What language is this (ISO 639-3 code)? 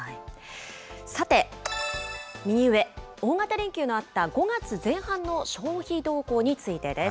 jpn